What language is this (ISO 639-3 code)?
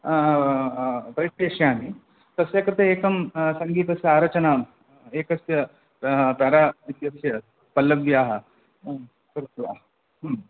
san